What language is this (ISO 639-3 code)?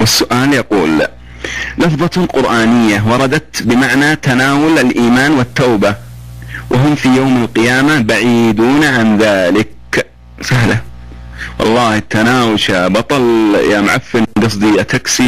ara